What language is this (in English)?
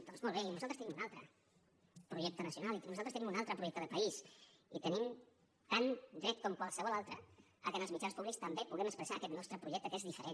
Catalan